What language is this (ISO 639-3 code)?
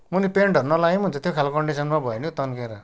nep